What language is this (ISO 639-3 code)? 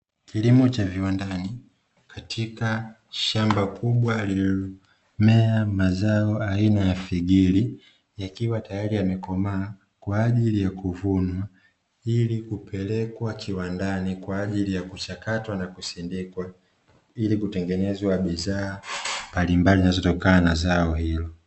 swa